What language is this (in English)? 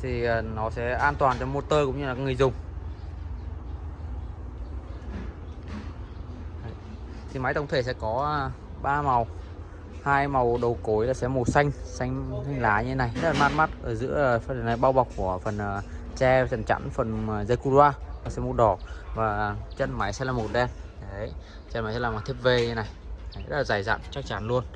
Vietnamese